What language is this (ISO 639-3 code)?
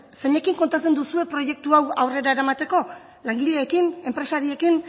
eus